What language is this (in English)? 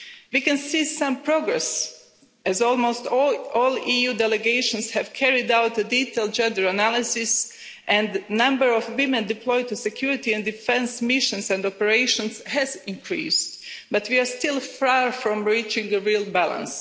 English